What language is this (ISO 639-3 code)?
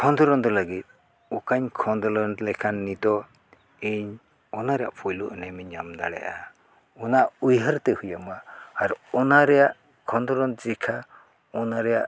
sat